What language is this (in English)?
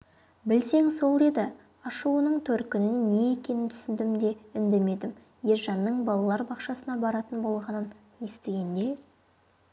Kazakh